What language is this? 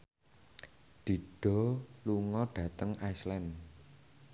Javanese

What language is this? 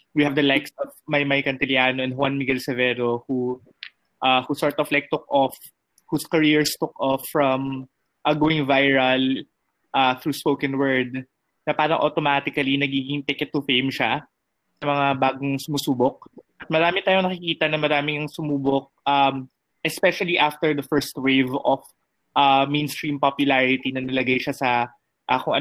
Filipino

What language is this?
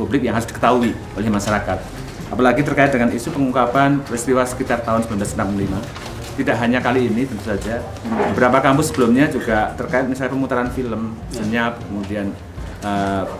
Indonesian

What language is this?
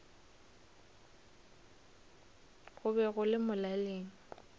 Northern Sotho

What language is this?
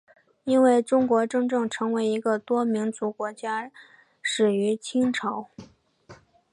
Chinese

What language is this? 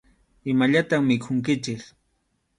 Arequipa-La Unión Quechua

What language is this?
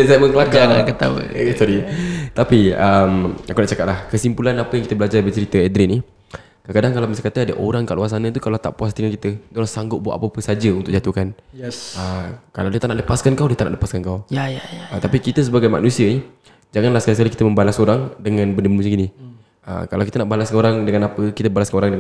Malay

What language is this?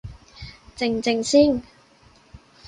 Cantonese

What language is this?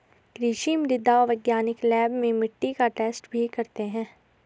Hindi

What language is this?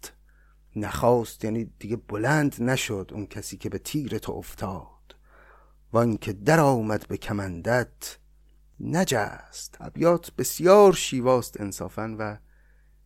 Persian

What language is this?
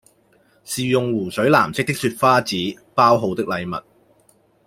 Cantonese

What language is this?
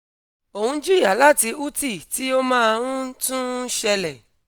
Yoruba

